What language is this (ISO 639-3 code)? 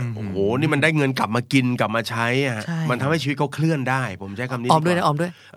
tha